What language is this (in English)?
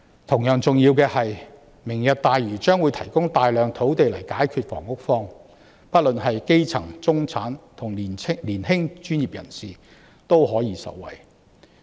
Cantonese